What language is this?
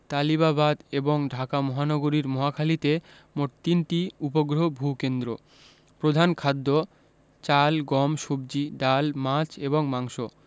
Bangla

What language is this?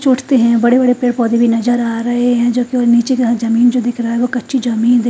Hindi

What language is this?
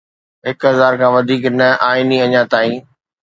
Sindhi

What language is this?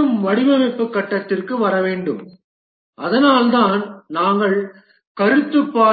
Tamil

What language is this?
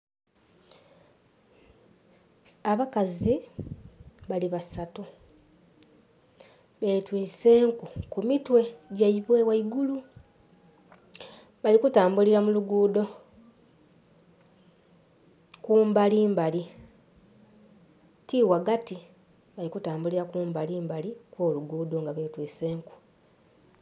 Soga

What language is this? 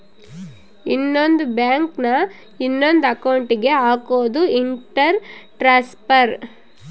Kannada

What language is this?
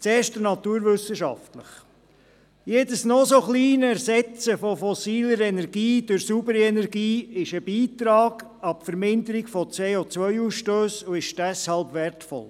Swiss German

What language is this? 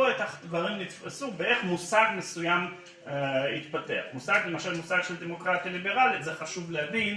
Hebrew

